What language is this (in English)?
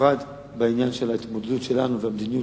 Hebrew